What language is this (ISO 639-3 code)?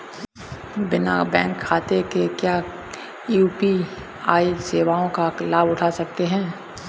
hin